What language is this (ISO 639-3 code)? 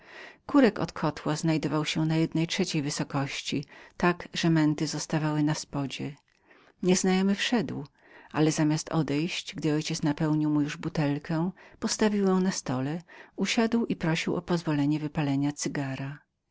pol